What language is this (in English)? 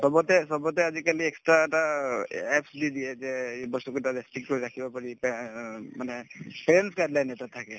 Assamese